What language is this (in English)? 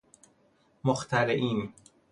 Persian